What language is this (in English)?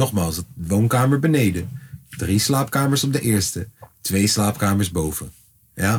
Dutch